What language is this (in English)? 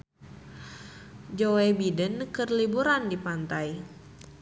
Sundanese